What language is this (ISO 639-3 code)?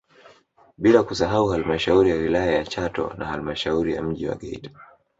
swa